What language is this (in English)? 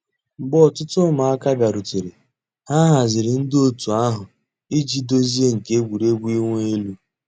Igbo